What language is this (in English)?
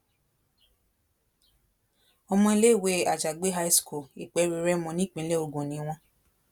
Yoruba